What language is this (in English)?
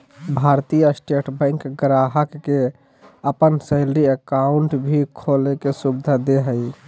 Magahi